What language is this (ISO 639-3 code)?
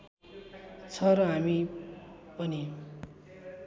nep